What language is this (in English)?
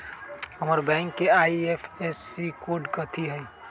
Magahi